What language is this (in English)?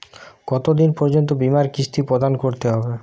Bangla